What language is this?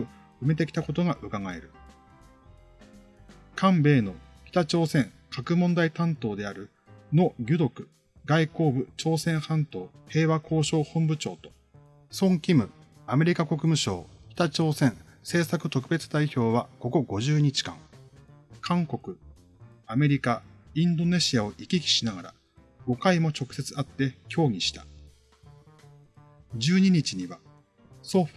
Japanese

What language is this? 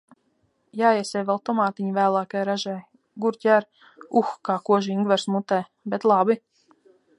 Latvian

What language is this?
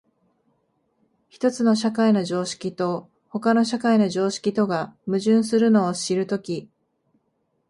Japanese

